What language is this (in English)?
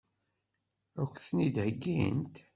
Kabyle